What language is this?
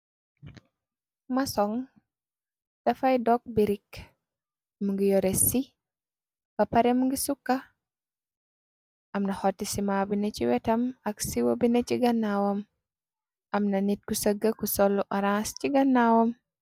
Wolof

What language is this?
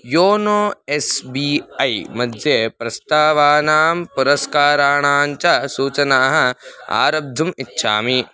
Sanskrit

